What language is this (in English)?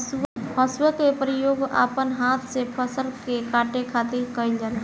Bhojpuri